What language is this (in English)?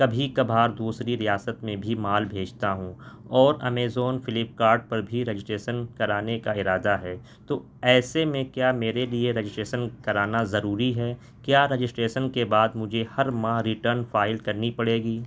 Urdu